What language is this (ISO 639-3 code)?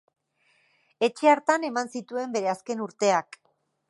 eus